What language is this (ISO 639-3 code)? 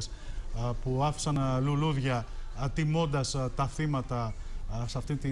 ell